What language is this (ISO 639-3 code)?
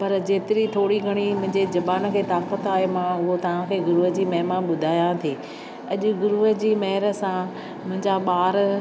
snd